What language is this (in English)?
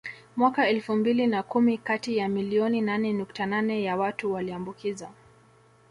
Swahili